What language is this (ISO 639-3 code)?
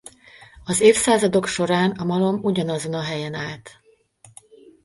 hun